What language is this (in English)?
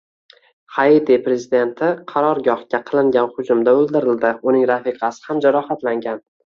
Uzbek